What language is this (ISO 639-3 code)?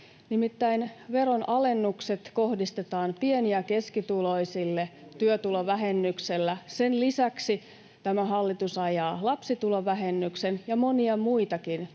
fin